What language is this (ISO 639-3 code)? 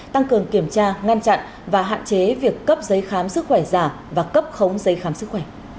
vie